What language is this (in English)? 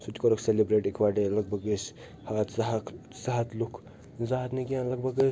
Kashmiri